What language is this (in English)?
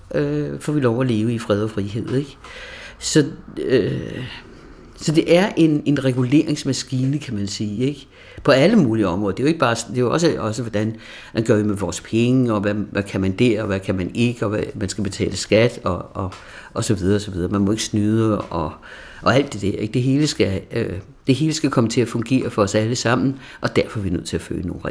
Danish